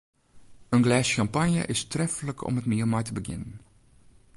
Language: Western Frisian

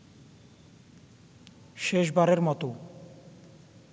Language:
Bangla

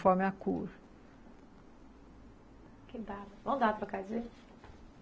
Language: Portuguese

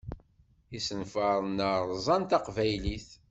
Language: Kabyle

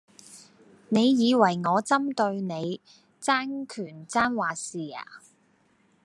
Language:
Cantonese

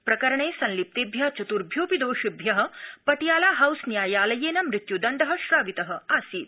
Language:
Sanskrit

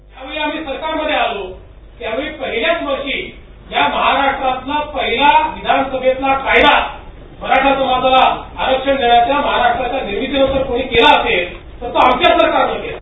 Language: Marathi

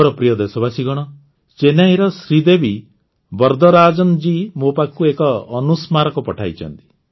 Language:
Odia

